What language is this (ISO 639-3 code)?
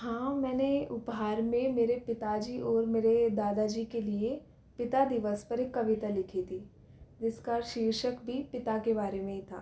hin